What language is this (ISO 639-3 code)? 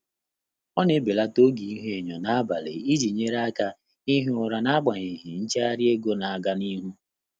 ibo